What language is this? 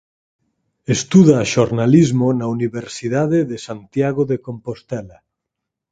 Galician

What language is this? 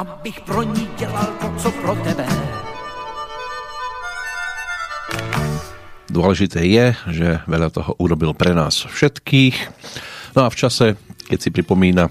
Slovak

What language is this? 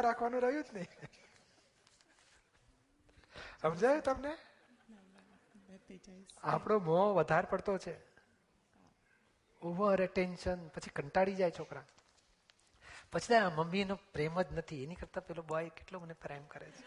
Gujarati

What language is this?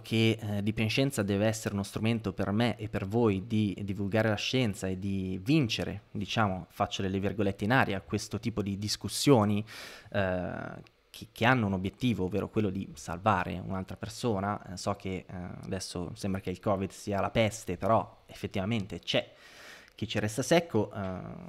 Italian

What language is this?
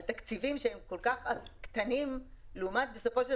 Hebrew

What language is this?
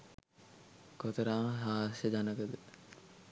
Sinhala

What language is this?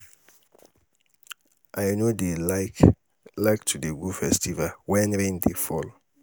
Nigerian Pidgin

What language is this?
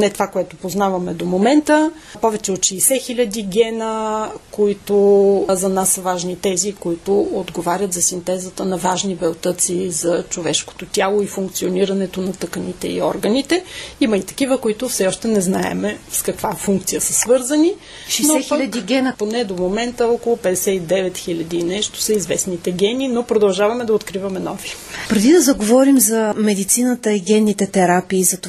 Bulgarian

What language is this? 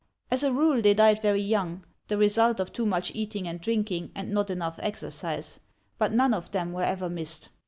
English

